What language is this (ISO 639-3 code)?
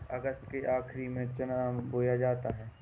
hin